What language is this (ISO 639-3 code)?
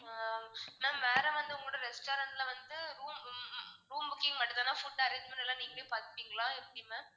tam